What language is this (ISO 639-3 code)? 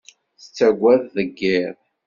kab